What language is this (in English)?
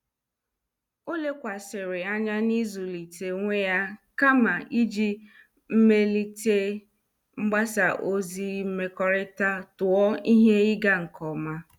Igbo